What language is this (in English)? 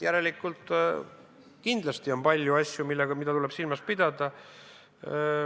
Estonian